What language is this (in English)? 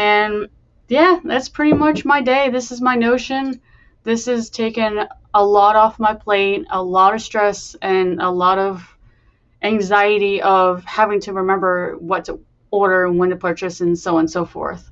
English